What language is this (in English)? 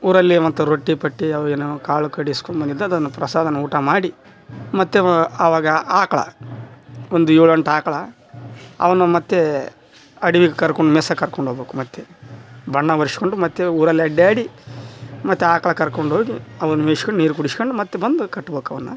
Kannada